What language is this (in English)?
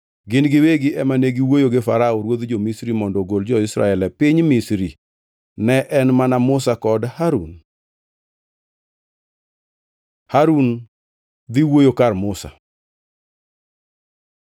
Luo (Kenya and Tanzania)